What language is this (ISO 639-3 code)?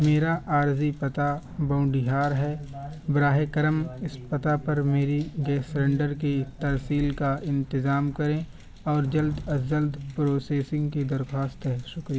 urd